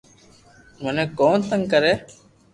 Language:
Loarki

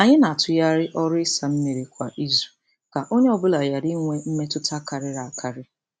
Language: Igbo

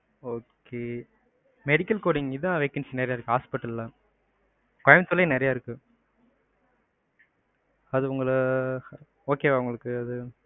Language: Tamil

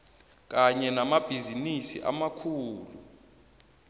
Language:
South Ndebele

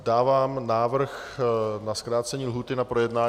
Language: Czech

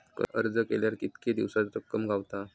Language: Marathi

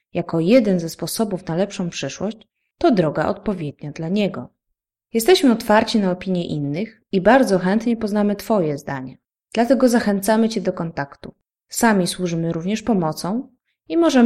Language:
Polish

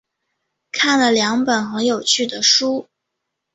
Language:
Chinese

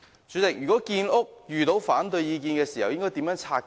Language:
Cantonese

